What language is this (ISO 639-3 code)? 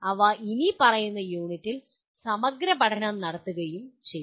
mal